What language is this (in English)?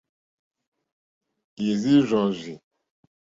Mokpwe